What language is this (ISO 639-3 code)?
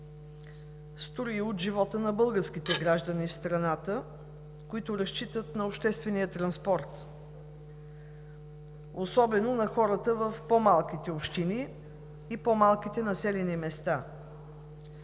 bul